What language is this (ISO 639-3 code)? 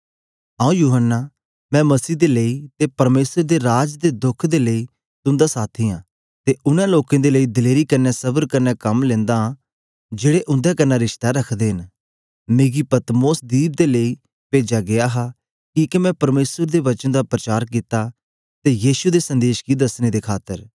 doi